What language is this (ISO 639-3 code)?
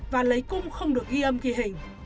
vie